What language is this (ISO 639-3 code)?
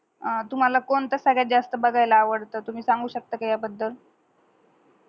mar